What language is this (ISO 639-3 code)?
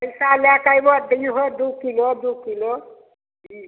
mai